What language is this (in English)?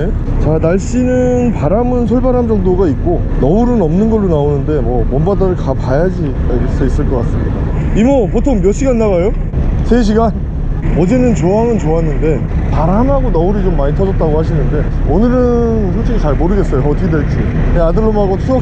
Korean